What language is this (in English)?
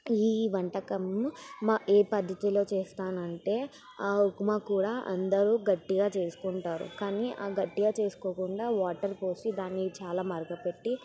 Telugu